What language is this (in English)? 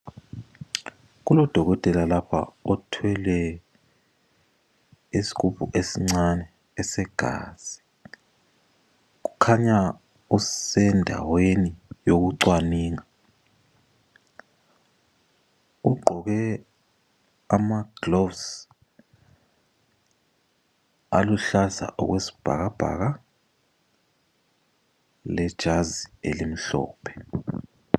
North Ndebele